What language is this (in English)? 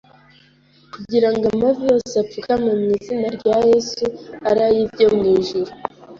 Kinyarwanda